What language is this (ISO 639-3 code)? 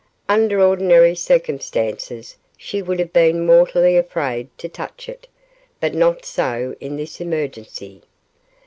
eng